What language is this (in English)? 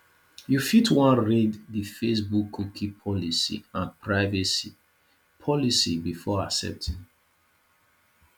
Nigerian Pidgin